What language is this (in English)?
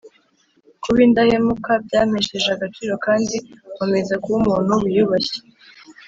Kinyarwanda